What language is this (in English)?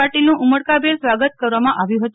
Gujarati